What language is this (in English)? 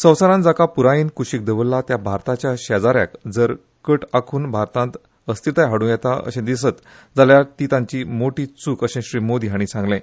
Konkani